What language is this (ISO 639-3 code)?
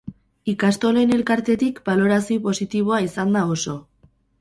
eus